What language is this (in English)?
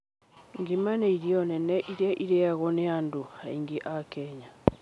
Kikuyu